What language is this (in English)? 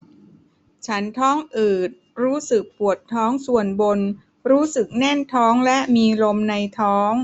Thai